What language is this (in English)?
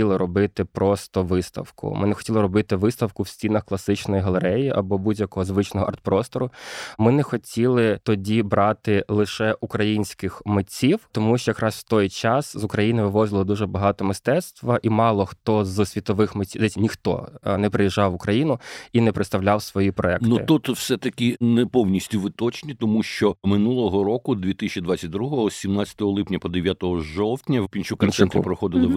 Ukrainian